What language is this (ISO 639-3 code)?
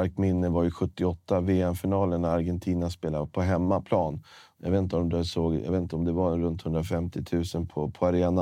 swe